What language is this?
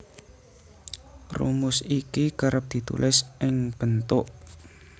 Javanese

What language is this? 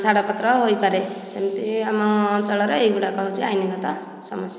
Odia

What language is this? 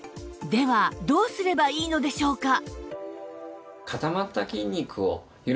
Japanese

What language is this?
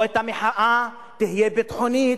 Hebrew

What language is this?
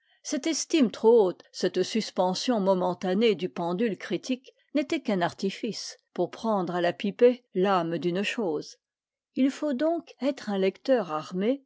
French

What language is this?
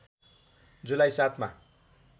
Nepali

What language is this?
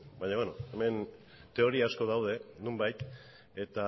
Basque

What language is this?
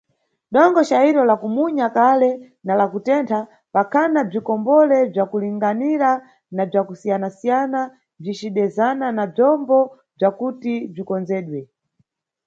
Nyungwe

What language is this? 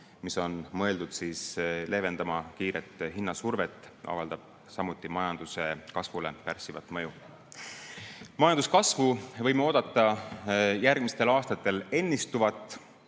Estonian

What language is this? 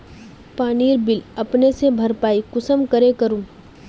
Magahi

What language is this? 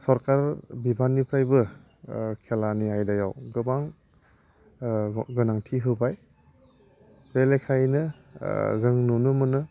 Bodo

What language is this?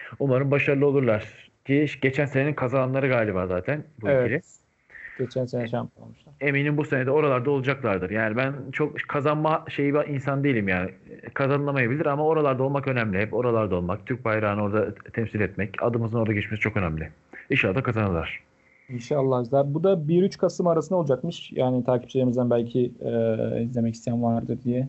Turkish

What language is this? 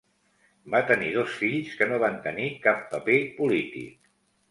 Catalan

